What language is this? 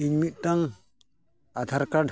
Santali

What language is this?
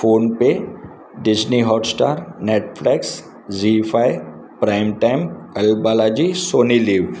Sindhi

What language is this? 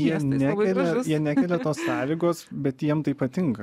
Lithuanian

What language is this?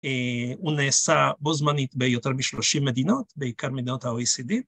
Hebrew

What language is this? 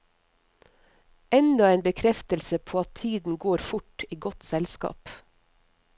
Norwegian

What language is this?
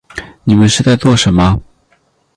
Chinese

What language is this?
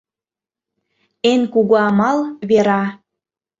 Mari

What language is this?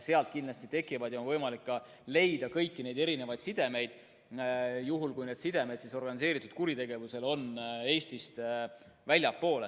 Estonian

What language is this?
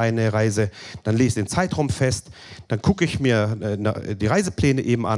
German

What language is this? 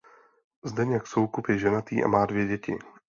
Czech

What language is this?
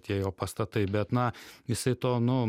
Lithuanian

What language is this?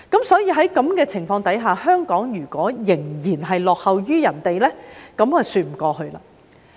Cantonese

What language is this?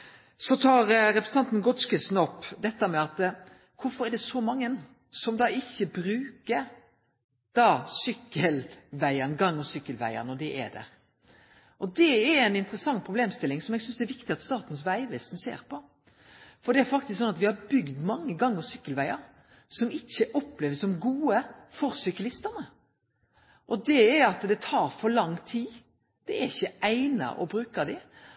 Norwegian Nynorsk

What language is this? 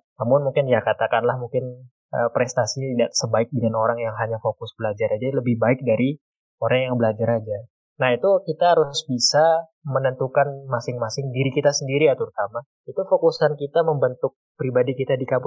Indonesian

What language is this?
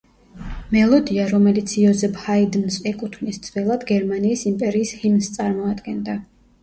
Georgian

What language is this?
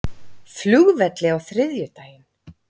Icelandic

